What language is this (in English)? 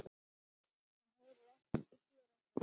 Icelandic